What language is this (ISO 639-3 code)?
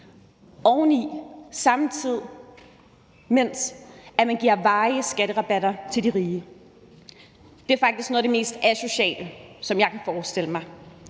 dan